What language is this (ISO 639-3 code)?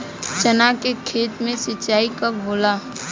bho